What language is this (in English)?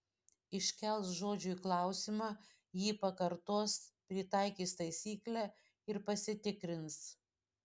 Lithuanian